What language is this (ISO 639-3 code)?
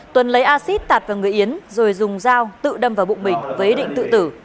vie